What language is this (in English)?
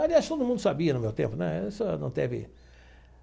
Portuguese